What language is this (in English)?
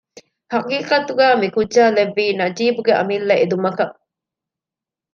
Divehi